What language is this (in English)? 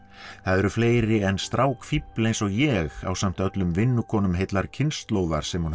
Icelandic